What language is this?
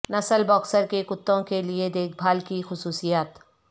Urdu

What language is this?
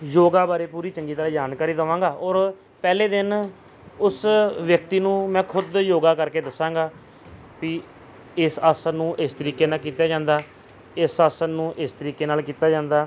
Punjabi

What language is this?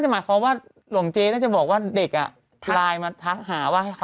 Thai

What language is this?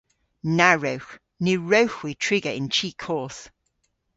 Cornish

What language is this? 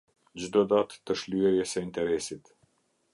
Albanian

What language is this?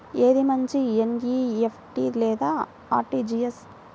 Telugu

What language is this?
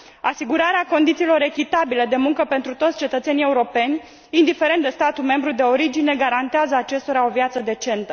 Romanian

